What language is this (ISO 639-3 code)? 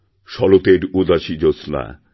ben